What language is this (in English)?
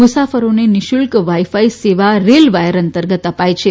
Gujarati